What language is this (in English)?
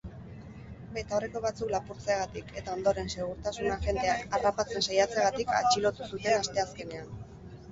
Basque